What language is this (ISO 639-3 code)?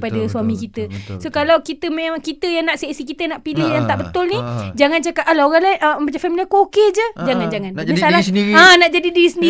msa